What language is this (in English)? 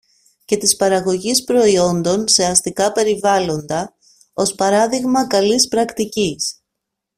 Greek